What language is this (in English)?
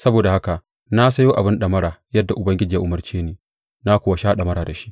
Hausa